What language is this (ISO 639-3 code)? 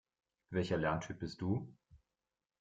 deu